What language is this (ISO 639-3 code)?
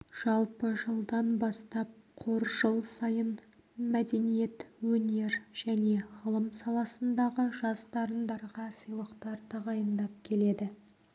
kaz